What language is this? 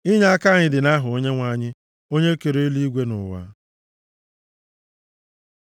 Igbo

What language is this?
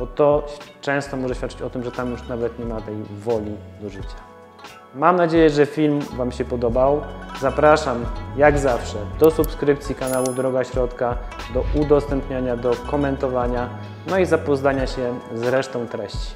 Polish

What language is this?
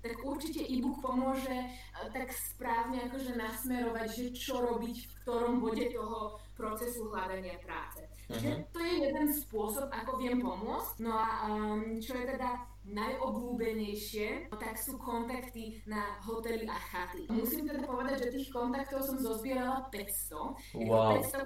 Slovak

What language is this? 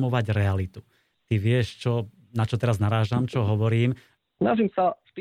Slovak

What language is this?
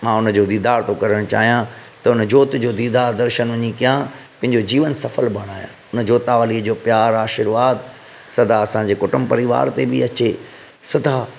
Sindhi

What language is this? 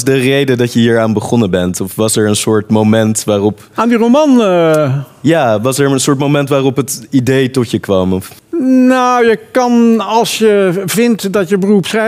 Dutch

